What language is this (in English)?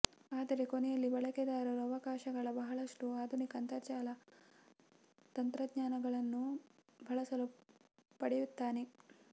Kannada